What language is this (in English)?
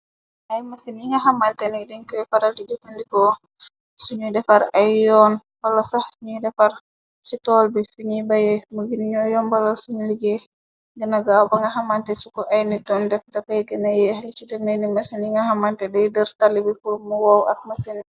Wolof